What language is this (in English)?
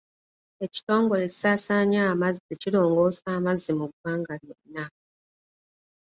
Ganda